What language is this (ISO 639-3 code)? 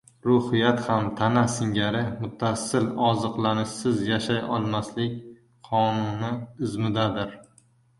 uzb